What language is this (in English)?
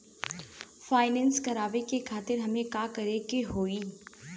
Bhojpuri